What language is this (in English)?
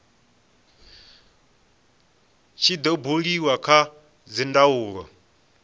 Venda